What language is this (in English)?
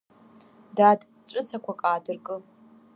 Abkhazian